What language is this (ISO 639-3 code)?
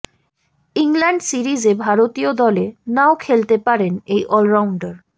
ben